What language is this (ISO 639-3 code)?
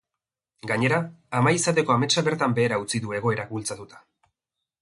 eus